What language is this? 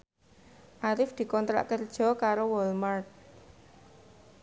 Javanese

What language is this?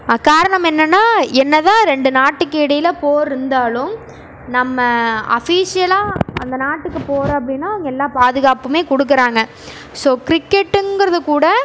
Tamil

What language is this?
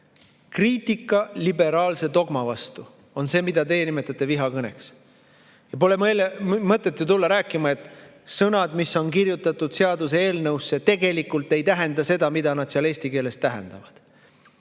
Estonian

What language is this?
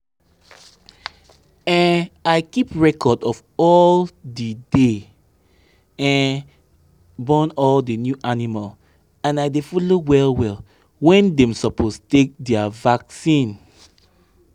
Nigerian Pidgin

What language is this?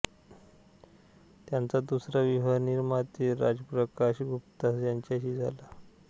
Marathi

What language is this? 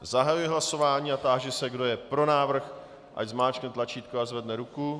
Czech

